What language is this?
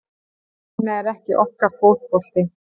Icelandic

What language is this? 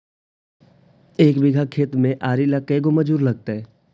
Magahi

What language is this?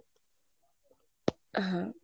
Bangla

